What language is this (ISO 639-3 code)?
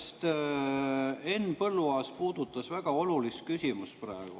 est